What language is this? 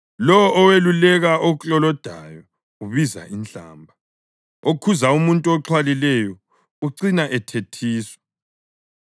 North Ndebele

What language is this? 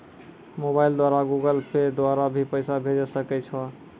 Maithili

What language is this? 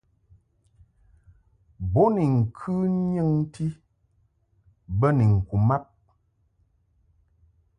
Mungaka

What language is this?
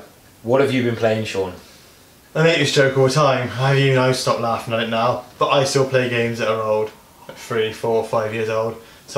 English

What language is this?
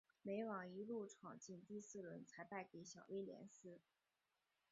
Chinese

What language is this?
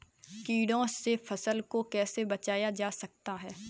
Hindi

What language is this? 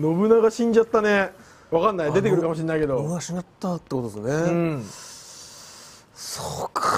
Japanese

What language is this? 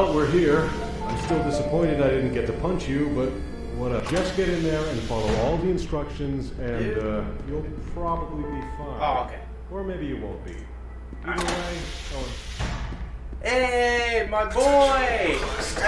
English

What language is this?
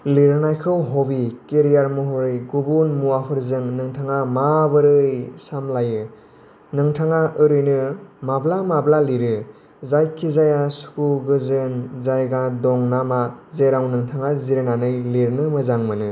Bodo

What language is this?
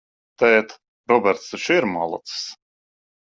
Latvian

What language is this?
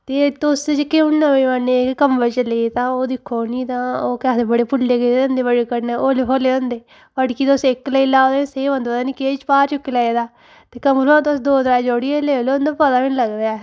Dogri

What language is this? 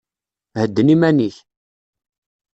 Kabyle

